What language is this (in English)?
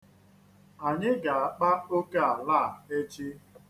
Igbo